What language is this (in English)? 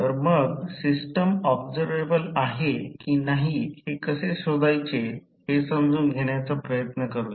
Marathi